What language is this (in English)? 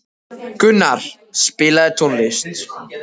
Icelandic